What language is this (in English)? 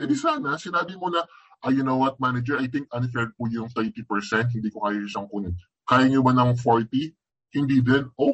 Filipino